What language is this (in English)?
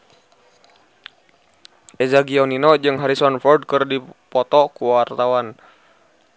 Sundanese